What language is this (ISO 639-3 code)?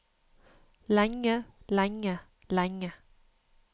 nor